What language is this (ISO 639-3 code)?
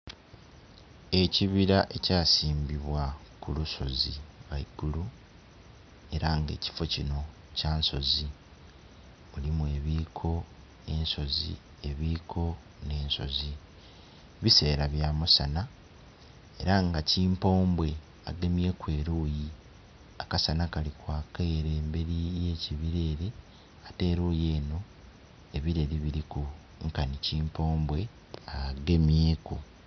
xog